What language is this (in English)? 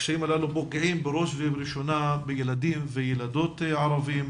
Hebrew